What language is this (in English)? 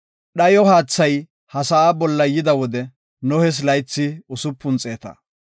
Gofa